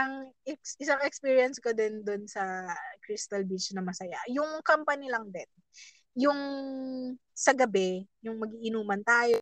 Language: Filipino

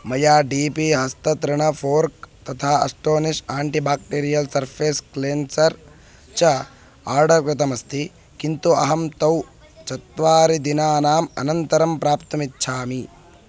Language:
Sanskrit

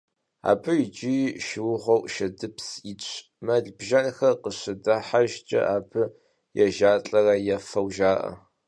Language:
Kabardian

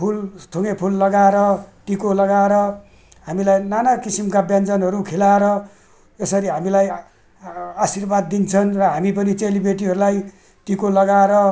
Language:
Nepali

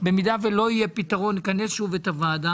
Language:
Hebrew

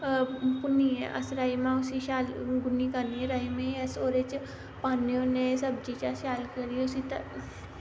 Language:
Dogri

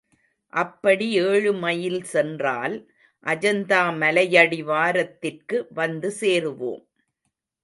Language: Tamil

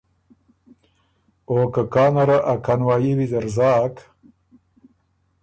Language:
Ormuri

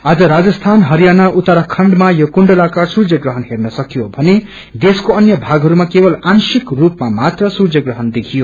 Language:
Nepali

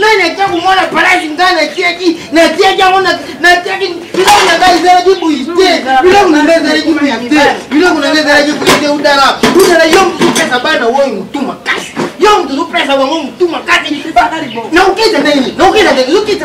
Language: French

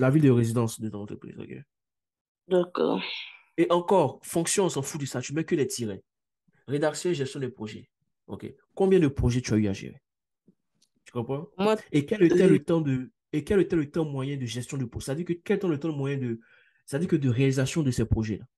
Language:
French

